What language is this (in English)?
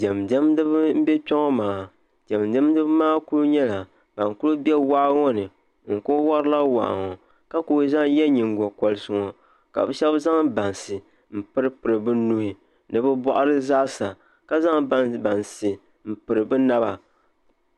Dagbani